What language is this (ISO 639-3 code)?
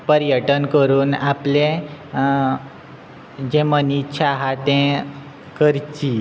kok